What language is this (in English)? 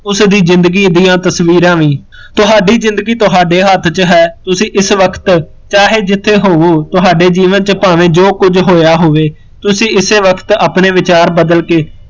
Punjabi